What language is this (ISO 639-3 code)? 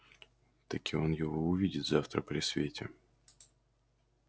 rus